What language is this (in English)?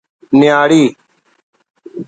Brahui